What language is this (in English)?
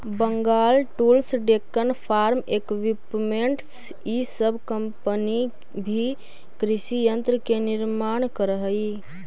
Magahi